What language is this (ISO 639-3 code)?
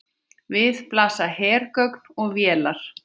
isl